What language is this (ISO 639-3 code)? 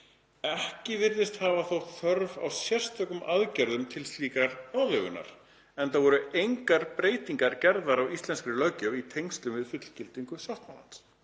isl